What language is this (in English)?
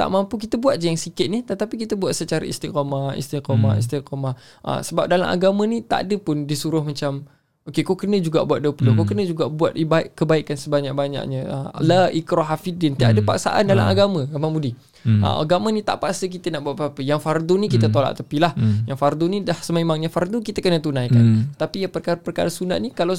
Malay